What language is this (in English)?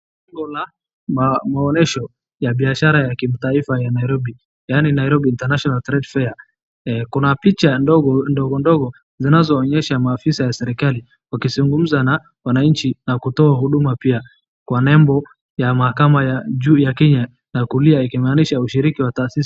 Swahili